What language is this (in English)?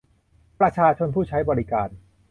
Thai